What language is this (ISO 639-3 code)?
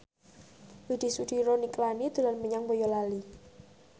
jav